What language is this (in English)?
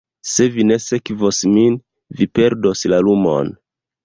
Esperanto